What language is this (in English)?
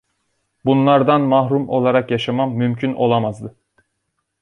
Turkish